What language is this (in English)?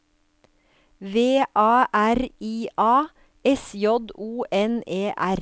Norwegian